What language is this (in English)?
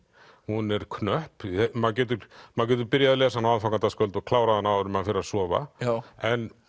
Icelandic